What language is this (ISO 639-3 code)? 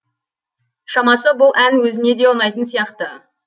kaz